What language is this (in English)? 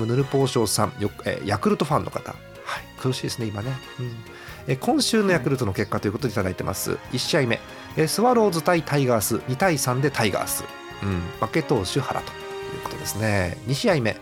Japanese